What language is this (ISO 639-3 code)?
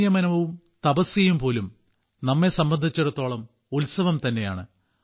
mal